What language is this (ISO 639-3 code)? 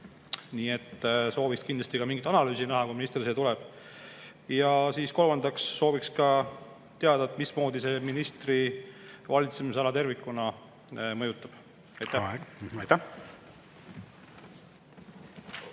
est